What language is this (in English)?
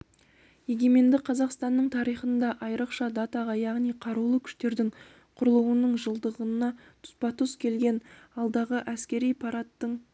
Kazakh